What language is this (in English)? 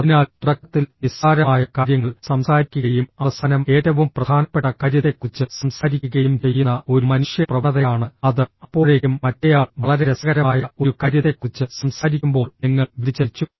Malayalam